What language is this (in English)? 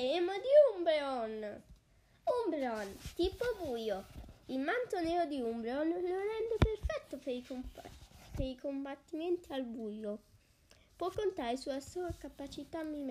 Italian